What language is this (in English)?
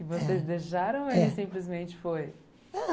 Portuguese